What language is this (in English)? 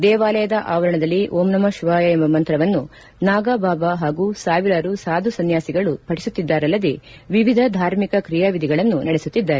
Kannada